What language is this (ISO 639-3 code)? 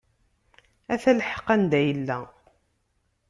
kab